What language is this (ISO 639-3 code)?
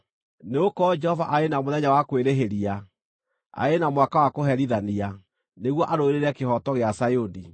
kik